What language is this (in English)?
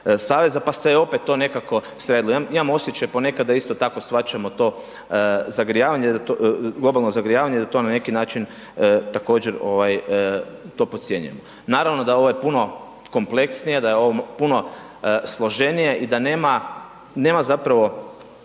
Croatian